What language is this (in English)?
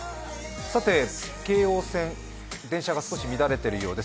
Japanese